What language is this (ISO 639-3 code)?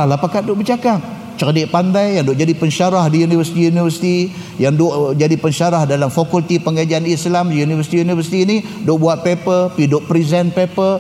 msa